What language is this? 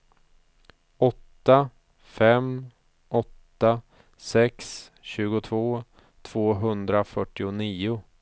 Swedish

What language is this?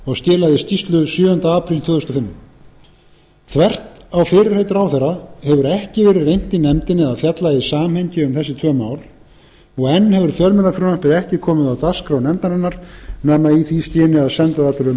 Icelandic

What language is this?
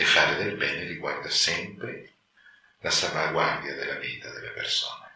Italian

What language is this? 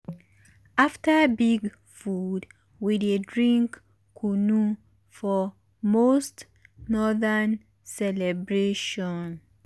Nigerian Pidgin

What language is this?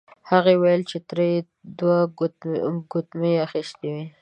Pashto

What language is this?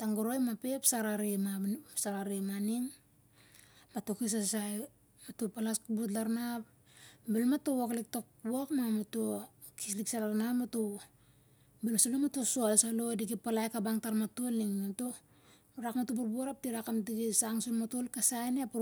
Siar-Lak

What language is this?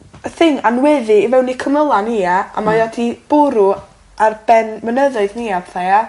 Welsh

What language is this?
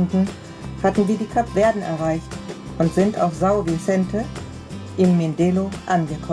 German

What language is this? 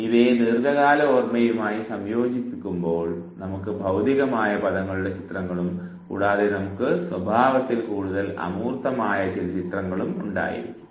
Malayalam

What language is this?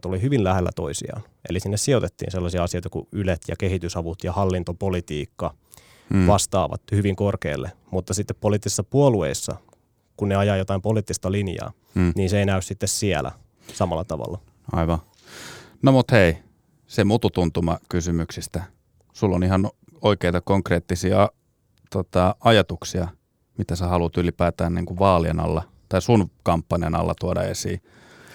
Finnish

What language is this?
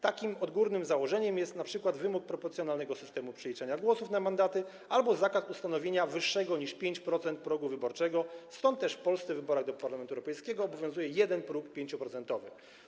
Polish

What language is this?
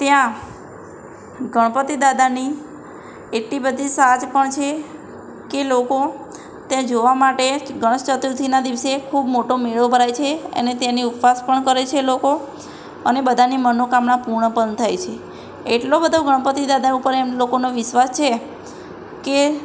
Gujarati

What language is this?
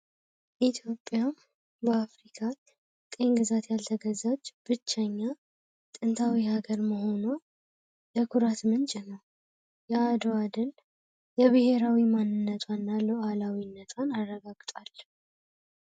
Amharic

